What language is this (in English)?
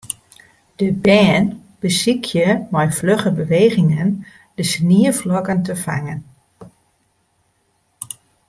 Western Frisian